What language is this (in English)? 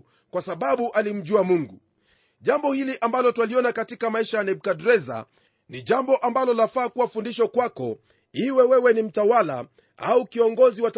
Swahili